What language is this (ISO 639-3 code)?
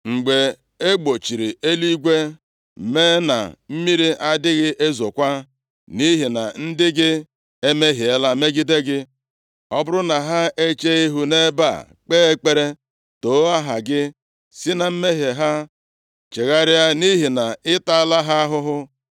ibo